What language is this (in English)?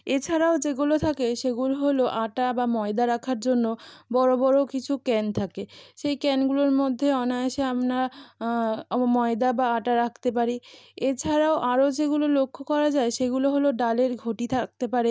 Bangla